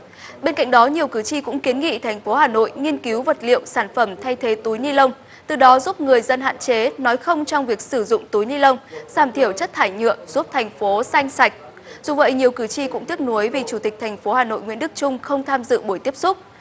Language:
Vietnamese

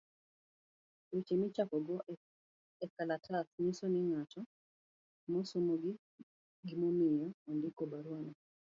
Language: Luo (Kenya and Tanzania)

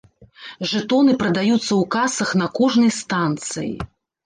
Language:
Belarusian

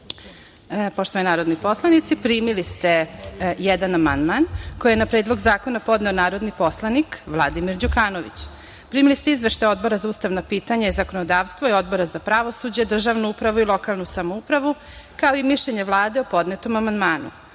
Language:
Serbian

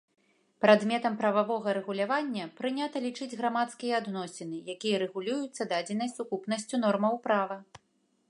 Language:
Belarusian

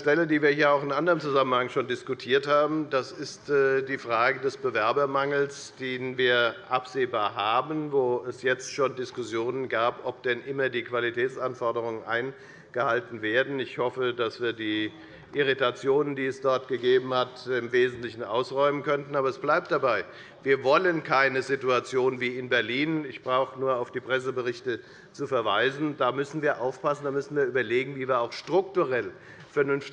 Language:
German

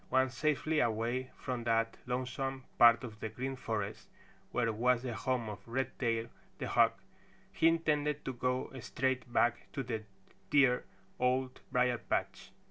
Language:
English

